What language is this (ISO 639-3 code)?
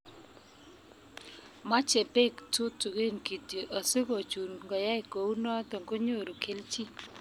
kln